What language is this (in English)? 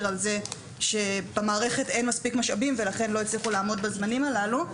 Hebrew